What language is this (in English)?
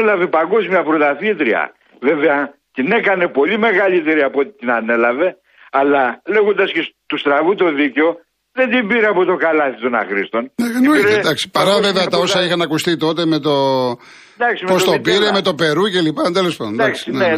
Greek